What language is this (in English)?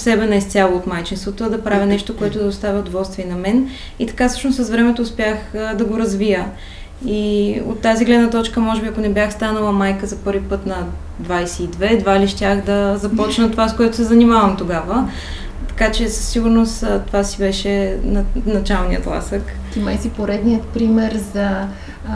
Bulgarian